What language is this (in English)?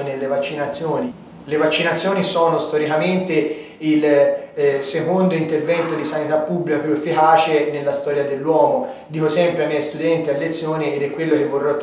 Italian